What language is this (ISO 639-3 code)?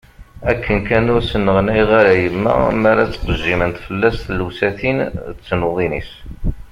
kab